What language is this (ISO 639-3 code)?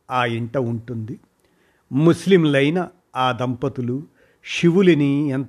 tel